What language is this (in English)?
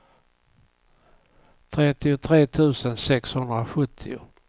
Swedish